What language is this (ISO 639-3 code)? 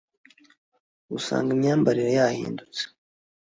kin